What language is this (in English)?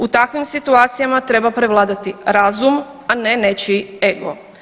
Croatian